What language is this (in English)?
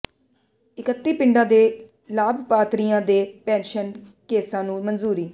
Punjabi